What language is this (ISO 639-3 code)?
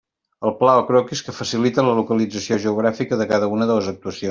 cat